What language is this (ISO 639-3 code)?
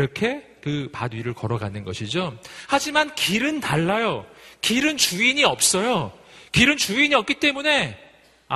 kor